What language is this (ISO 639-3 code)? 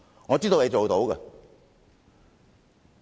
yue